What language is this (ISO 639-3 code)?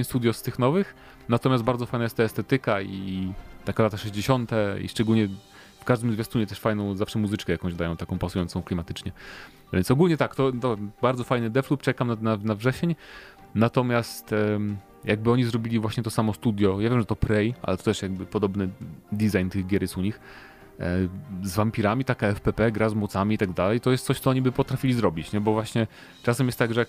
pol